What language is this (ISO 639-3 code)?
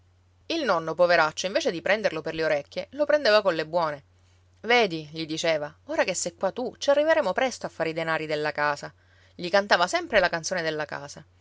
ita